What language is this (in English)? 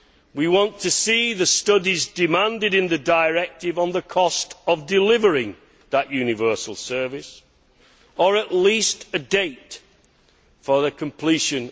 English